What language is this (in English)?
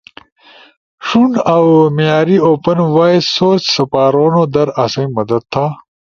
Ushojo